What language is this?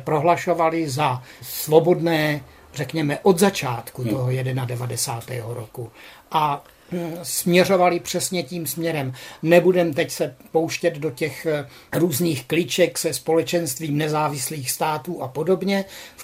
Czech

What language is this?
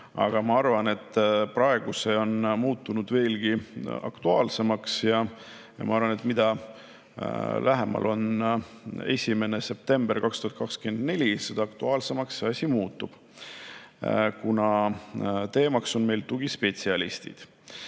Estonian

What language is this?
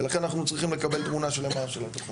Hebrew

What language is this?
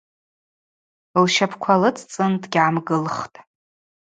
Abaza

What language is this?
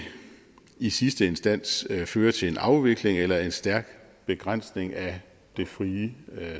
Danish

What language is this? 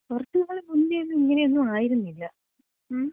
Malayalam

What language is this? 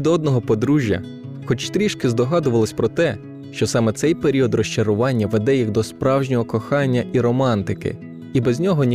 Ukrainian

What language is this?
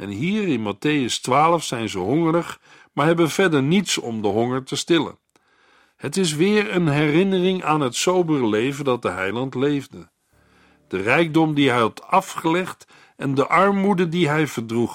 Dutch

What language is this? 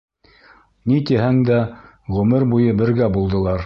Bashkir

